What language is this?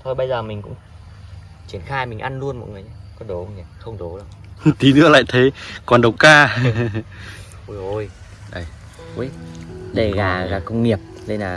Vietnamese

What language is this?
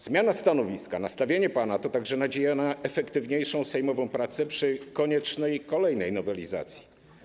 Polish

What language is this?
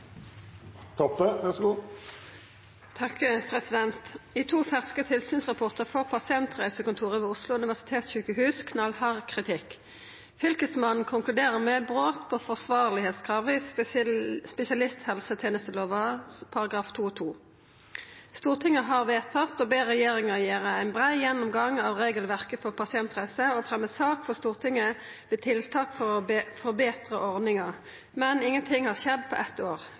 Norwegian Nynorsk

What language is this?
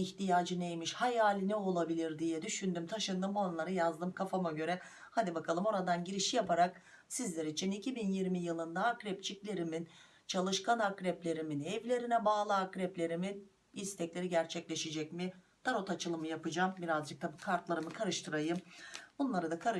Turkish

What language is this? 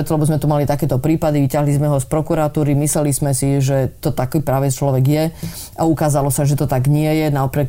Slovak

